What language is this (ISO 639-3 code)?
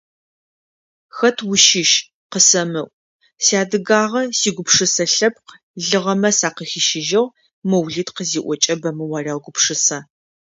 ady